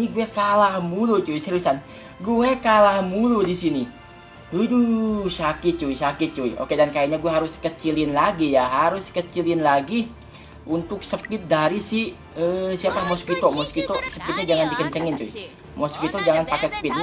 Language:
Indonesian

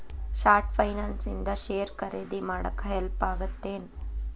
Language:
Kannada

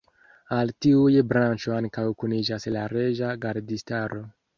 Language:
Esperanto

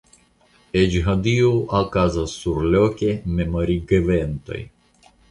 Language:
Esperanto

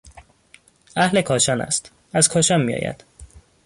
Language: Persian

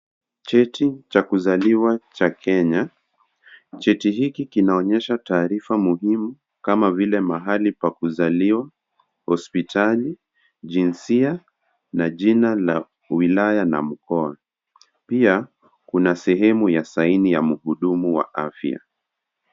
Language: Swahili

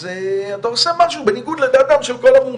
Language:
Hebrew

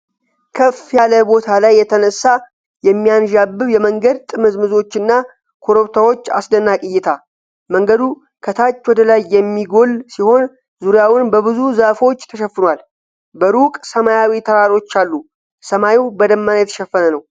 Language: Amharic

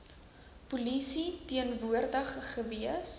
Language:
Afrikaans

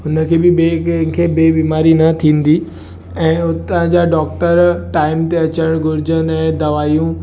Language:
Sindhi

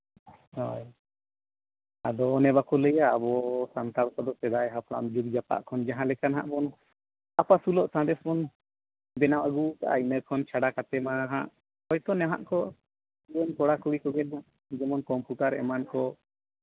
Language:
Santali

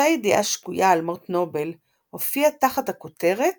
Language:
Hebrew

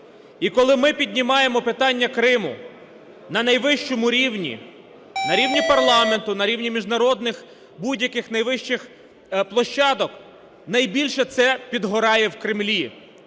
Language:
Ukrainian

